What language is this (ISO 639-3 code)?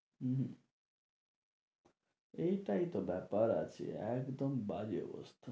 ben